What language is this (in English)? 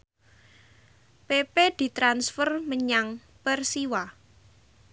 Javanese